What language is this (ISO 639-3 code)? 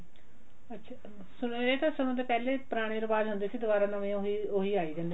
pan